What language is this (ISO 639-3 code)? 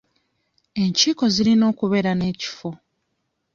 lug